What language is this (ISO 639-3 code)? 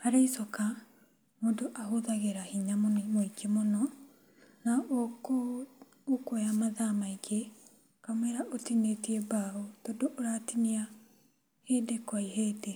kik